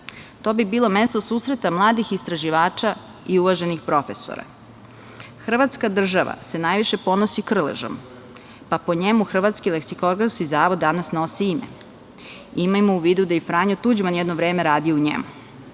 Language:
Serbian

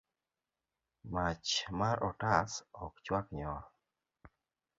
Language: Luo (Kenya and Tanzania)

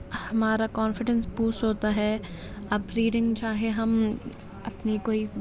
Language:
Urdu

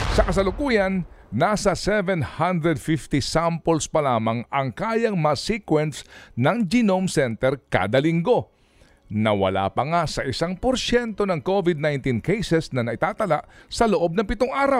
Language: Filipino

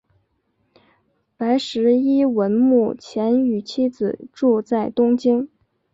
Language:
Chinese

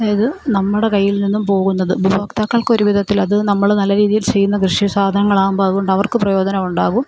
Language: Malayalam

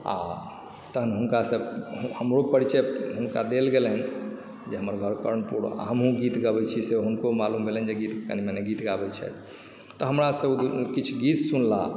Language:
Maithili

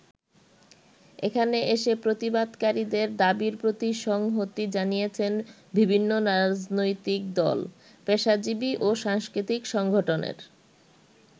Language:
Bangla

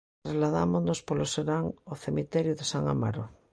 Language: Galician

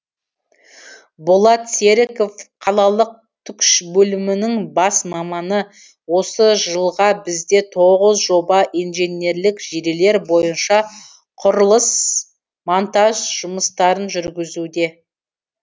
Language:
Kazakh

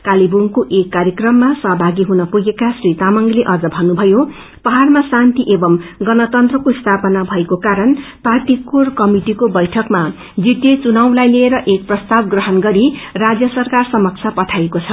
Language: Nepali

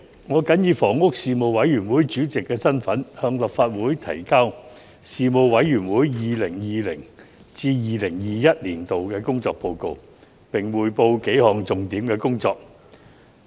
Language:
Cantonese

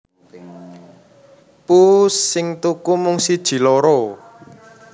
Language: Javanese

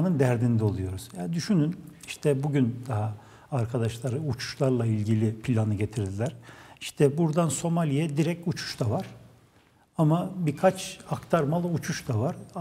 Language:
Turkish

